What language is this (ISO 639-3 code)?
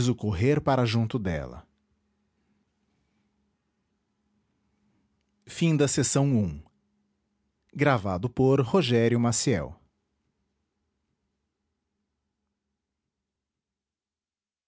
por